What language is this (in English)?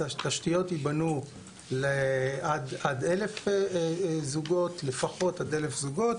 Hebrew